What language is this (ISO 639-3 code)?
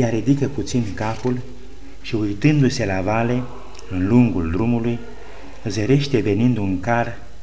ron